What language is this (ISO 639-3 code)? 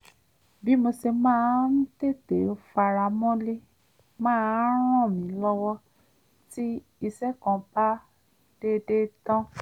yor